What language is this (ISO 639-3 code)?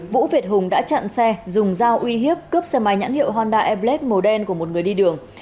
vie